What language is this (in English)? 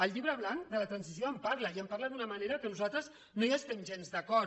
Catalan